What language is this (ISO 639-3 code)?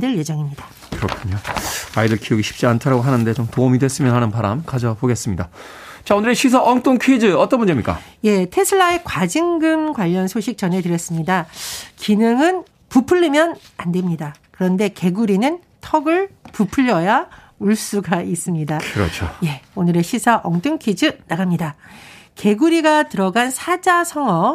kor